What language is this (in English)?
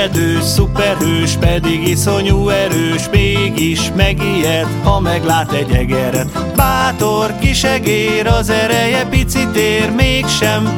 Hungarian